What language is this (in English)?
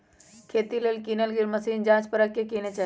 Magahi